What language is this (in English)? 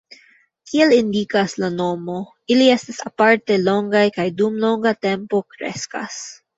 Esperanto